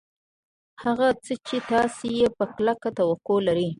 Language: Pashto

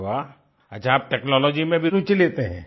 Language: Hindi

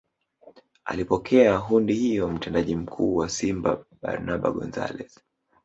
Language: Swahili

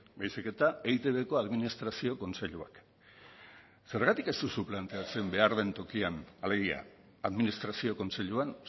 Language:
Basque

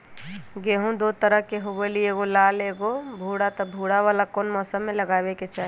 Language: Magahi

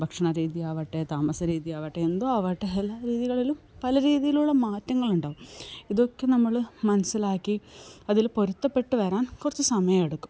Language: Malayalam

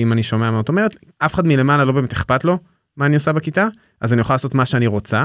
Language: Hebrew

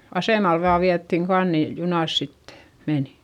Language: Finnish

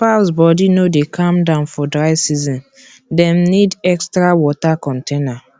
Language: Nigerian Pidgin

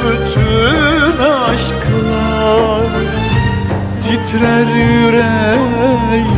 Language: Turkish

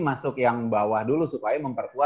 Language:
Indonesian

